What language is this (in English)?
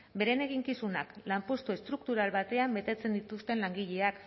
Basque